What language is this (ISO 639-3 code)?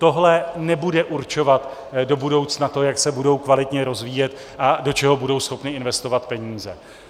ces